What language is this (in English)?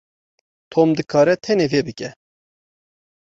Kurdish